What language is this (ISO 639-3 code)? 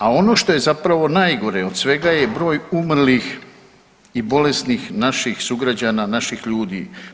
hrv